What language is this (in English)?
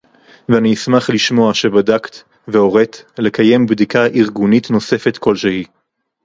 Hebrew